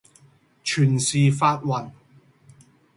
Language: Cantonese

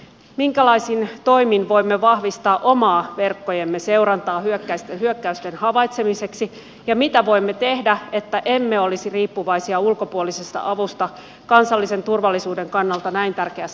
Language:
Finnish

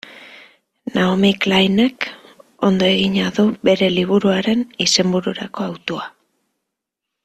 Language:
Basque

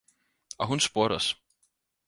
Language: Danish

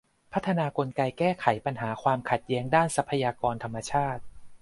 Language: Thai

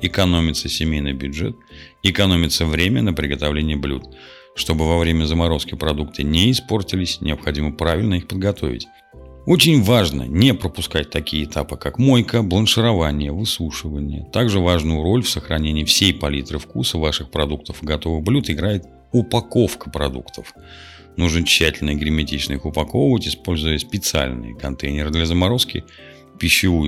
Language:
Russian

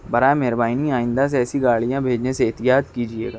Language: Urdu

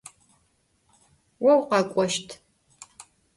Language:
Adyghe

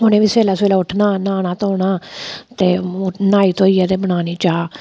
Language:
Dogri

